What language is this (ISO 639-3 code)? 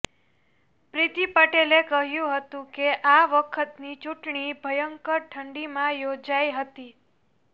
guj